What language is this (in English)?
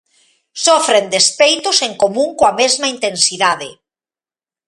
Galician